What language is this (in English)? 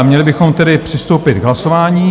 Czech